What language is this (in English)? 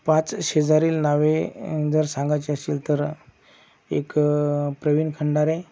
Marathi